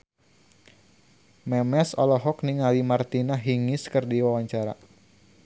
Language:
Sundanese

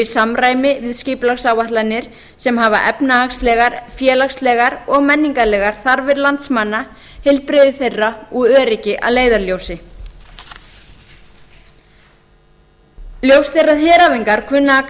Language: Icelandic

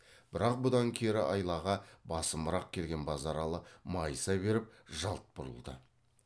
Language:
Kazakh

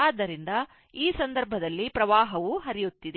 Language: Kannada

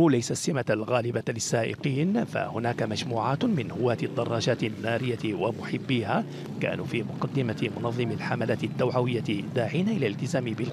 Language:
Arabic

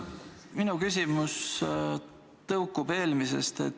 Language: Estonian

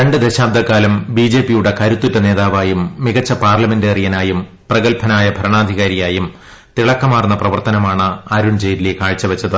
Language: Malayalam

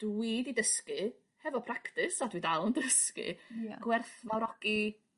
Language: Welsh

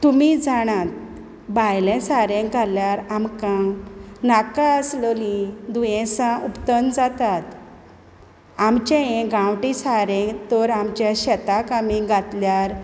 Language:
Konkani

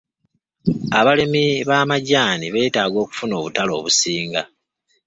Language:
Ganda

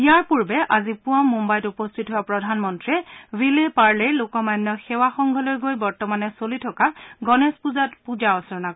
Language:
Assamese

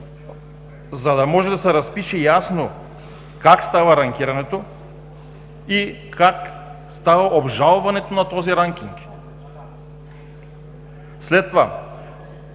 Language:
Bulgarian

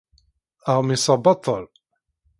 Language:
Kabyle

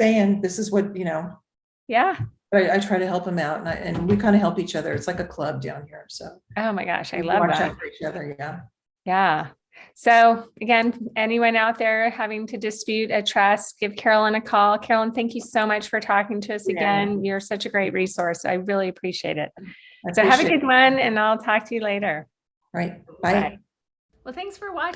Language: English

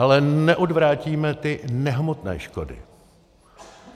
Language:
Czech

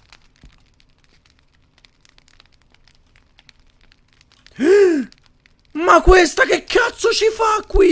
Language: Italian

